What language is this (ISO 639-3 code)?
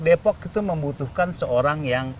ind